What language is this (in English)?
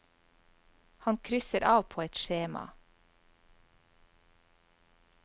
Norwegian